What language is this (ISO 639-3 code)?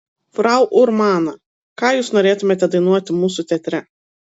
lit